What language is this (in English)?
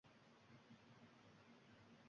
Uzbek